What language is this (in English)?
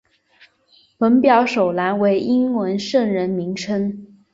Chinese